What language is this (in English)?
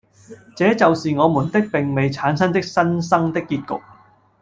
Cantonese